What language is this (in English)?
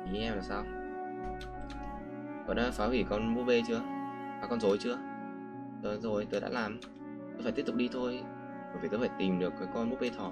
Vietnamese